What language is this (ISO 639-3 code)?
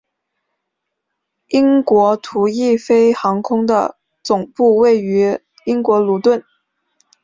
zho